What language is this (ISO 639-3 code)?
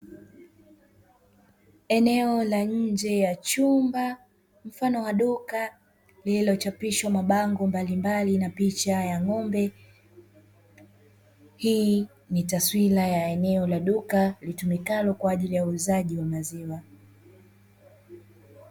swa